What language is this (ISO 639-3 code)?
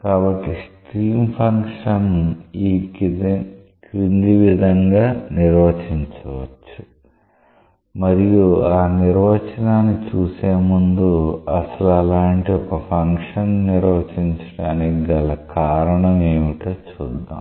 tel